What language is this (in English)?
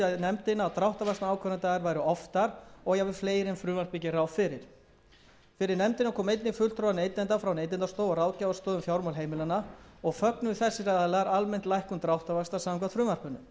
Icelandic